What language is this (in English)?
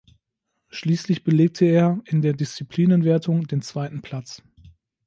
German